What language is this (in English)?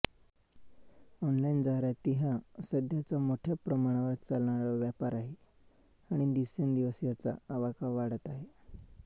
Marathi